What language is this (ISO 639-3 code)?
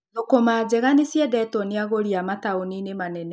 kik